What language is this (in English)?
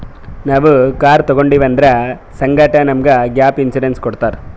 Kannada